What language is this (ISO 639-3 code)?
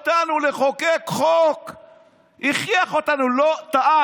heb